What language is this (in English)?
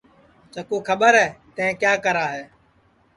Sansi